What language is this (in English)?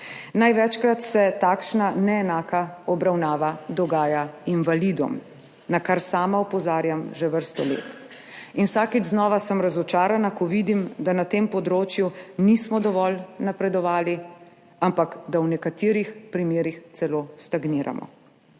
Slovenian